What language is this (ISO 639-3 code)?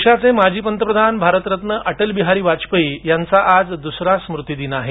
mar